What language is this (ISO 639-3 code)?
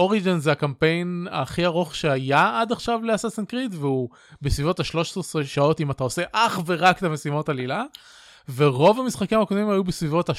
heb